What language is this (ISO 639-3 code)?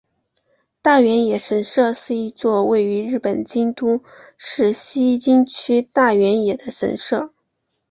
zho